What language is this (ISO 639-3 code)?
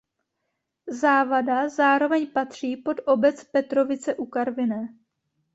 ces